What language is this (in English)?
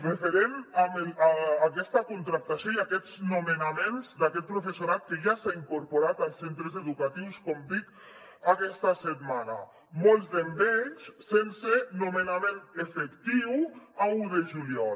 Catalan